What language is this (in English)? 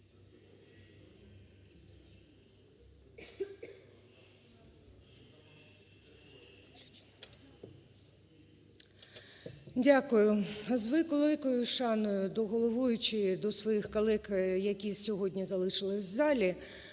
Ukrainian